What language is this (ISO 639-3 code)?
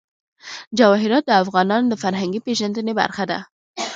pus